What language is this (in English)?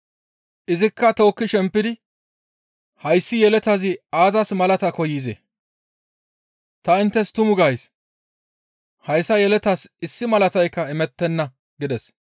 Gamo